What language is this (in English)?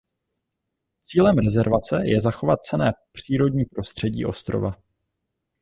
Czech